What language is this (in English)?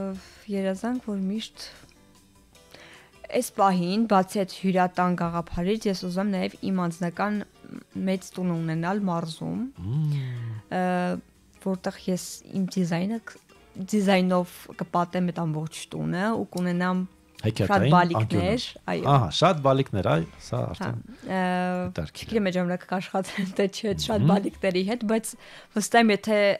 Romanian